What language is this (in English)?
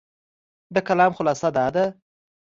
Pashto